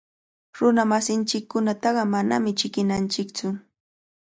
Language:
Cajatambo North Lima Quechua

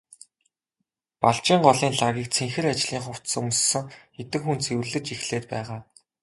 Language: Mongolian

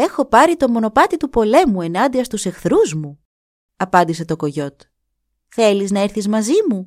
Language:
Greek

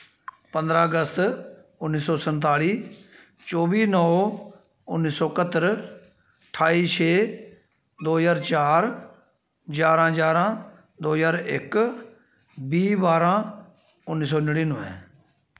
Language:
Dogri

